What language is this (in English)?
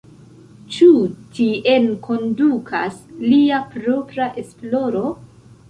Esperanto